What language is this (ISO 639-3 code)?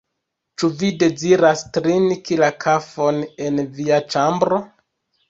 epo